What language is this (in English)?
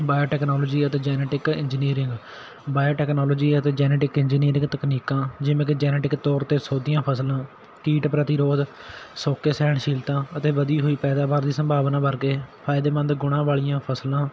Punjabi